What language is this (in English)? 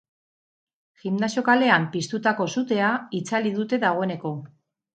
Basque